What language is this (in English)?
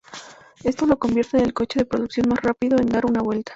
Spanish